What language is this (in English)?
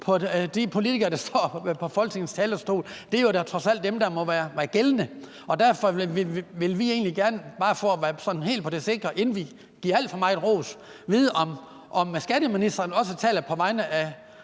Danish